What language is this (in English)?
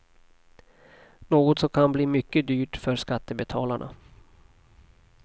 Swedish